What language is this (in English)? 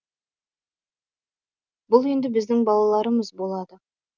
Kazakh